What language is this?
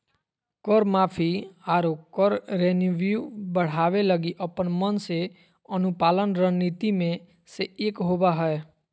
Magahi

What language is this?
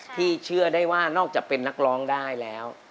Thai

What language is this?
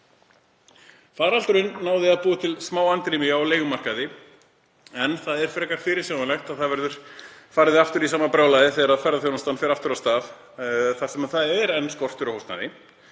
Icelandic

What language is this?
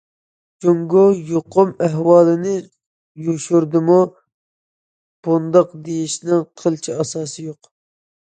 Uyghur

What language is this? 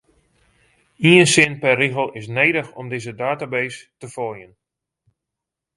Western Frisian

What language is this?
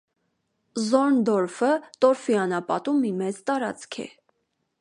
Armenian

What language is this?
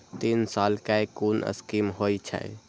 Maithili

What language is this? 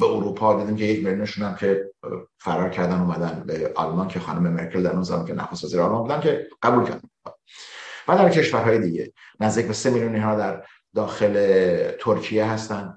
Persian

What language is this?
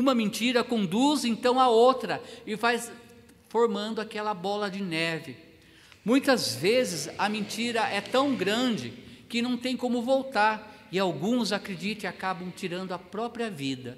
Portuguese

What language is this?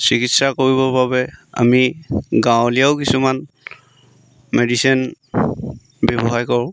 Assamese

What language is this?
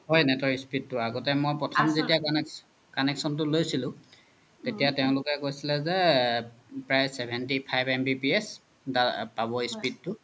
Assamese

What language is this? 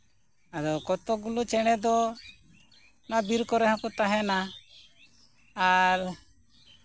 Santali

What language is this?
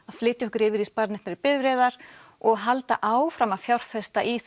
Icelandic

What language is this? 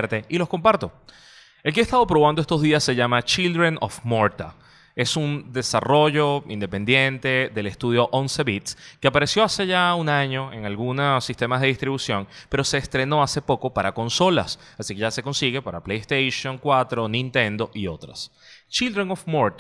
Spanish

